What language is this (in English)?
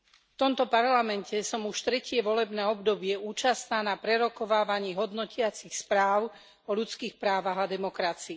Slovak